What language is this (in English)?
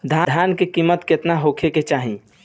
Bhojpuri